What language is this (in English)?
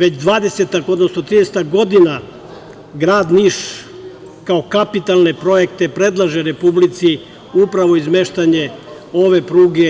Serbian